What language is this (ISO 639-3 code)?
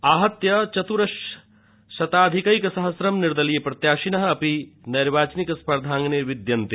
san